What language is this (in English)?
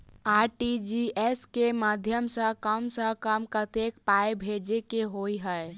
Maithili